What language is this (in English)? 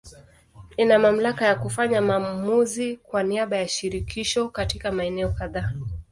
Swahili